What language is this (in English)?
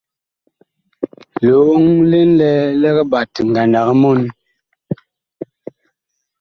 Bakoko